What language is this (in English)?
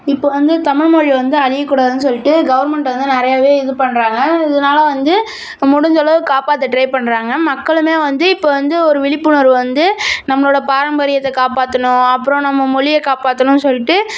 Tamil